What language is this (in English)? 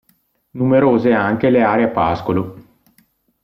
Italian